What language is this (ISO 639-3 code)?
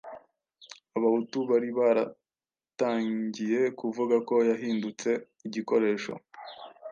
kin